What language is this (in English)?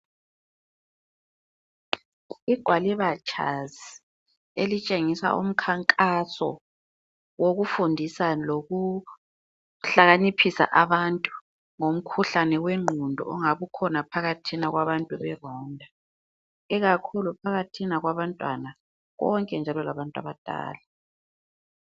North Ndebele